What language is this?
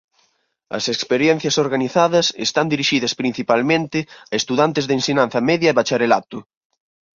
Galician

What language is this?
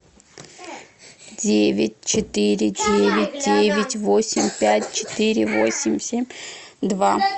Russian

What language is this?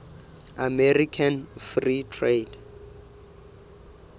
Southern Sotho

